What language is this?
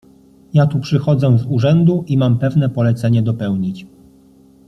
Polish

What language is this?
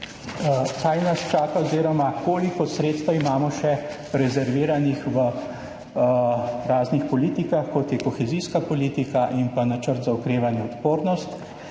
Slovenian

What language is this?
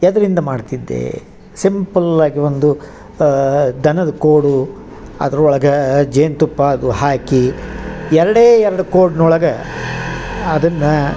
Kannada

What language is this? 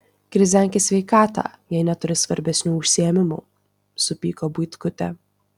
Lithuanian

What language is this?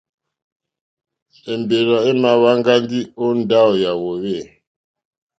Mokpwe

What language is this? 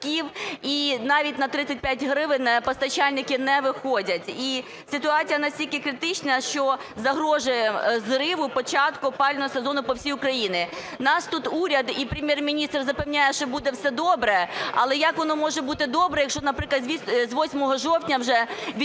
Ukrainian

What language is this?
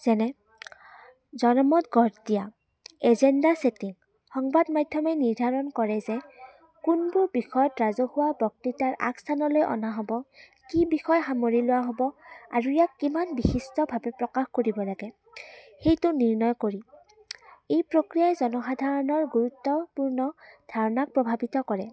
Assamese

